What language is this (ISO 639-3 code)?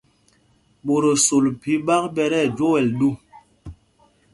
mgg